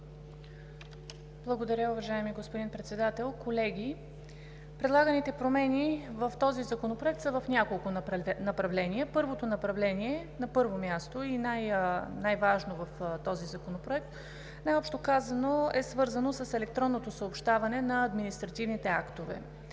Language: Bulgarian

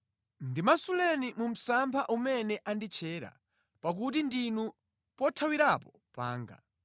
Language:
Nyanja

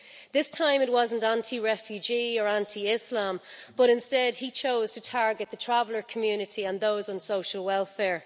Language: English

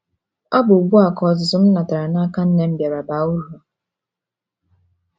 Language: Igbo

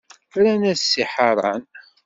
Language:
Kabyle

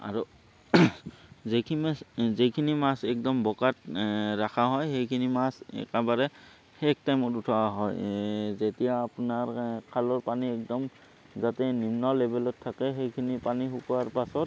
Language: Assamese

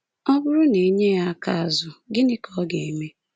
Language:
Igbo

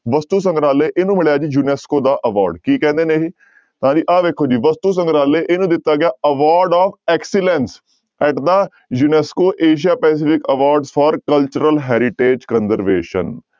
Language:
Punjabi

